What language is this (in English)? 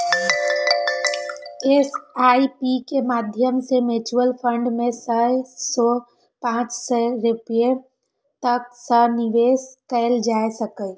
Maithili